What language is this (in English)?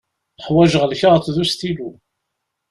Kabyle